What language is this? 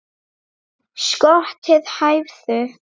Icelandic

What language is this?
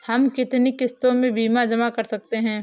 Hindi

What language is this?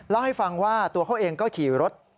Thai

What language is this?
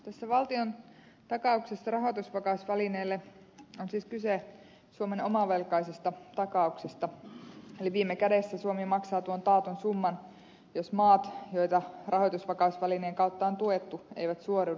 Finnish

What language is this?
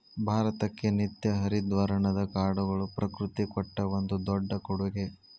Kannada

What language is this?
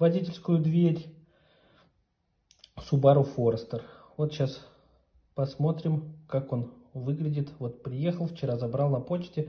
Russian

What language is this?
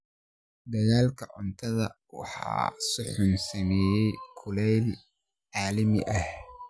Somali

